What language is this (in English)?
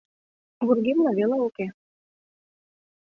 Mari